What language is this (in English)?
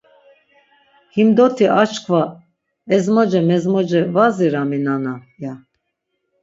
Laz